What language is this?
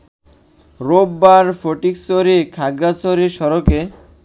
Bangla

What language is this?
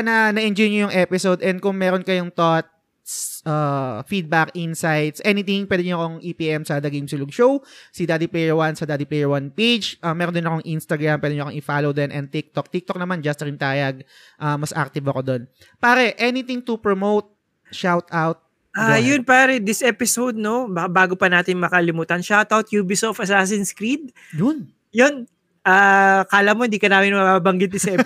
Filipino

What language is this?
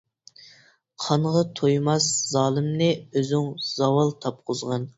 Uyghur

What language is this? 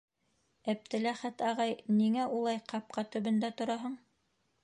Bashkir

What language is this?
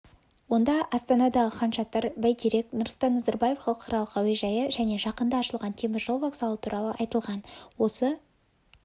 Kazakh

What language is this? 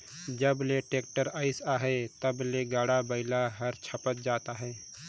Chhattisgarhi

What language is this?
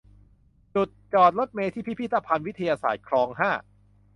Thai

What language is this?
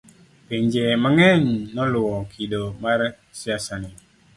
Luo (Kenya and Tanzania)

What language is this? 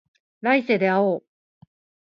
Japanese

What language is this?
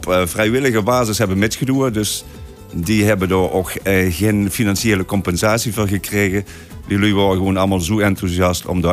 Dutch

